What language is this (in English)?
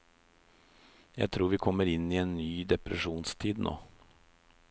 Norwegian